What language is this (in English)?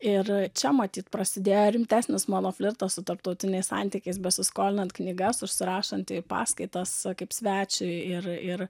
Lithuanian